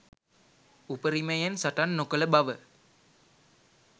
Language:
Sinhala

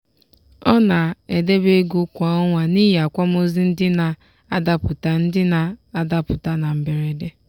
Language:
Igbo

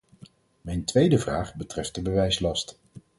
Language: Dutch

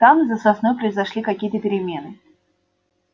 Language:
Russian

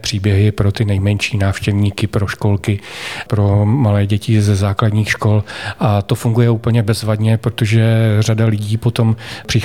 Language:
Czech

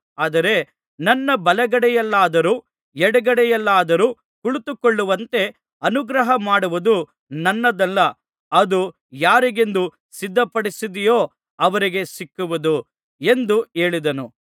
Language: Kannada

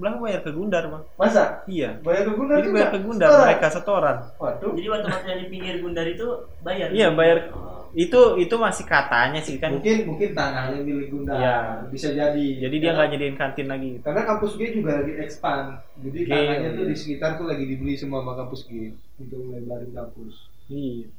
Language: Indonesian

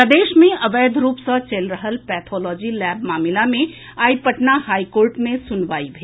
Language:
Maithili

